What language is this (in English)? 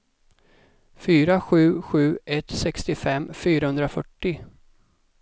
Swedish